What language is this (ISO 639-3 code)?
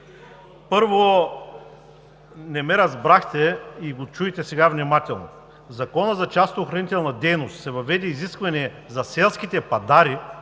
bul